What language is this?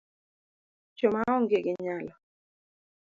Luo (Kenya and Tanzania)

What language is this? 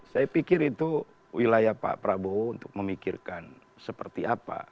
Indonesian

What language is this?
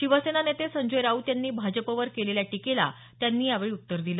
Marathi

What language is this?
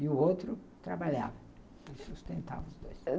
Portuguese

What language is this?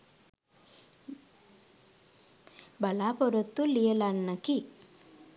Sinhala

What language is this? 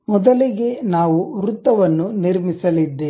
Kannada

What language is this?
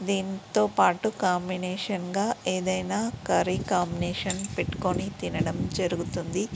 Telugu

